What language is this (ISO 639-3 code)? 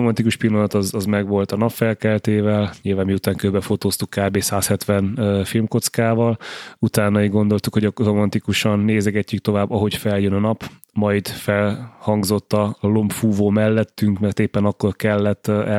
hun